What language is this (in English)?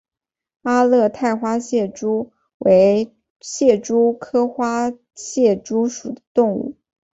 Chinese